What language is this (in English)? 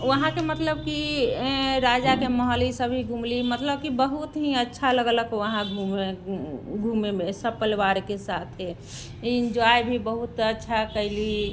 Maithili